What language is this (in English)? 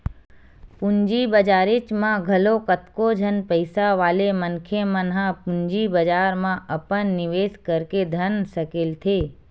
Chhattisgarhi